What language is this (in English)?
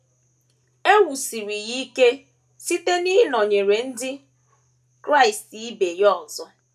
Igbo